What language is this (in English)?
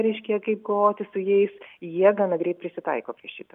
Lithuanian